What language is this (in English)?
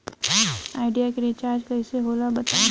Bhojpuri